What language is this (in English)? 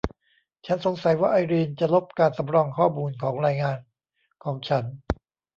Thai